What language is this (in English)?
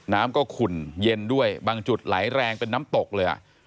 Thai